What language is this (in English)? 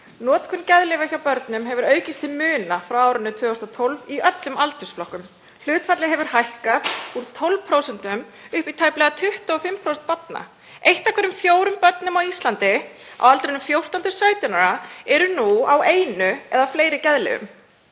Icelandic